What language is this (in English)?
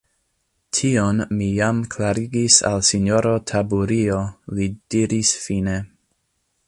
Esperanto